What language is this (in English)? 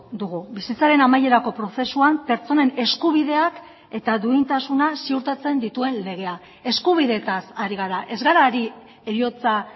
Basque